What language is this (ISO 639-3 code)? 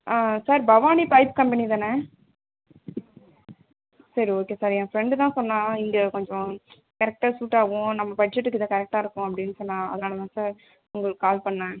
tam